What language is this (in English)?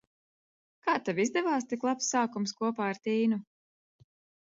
Latvian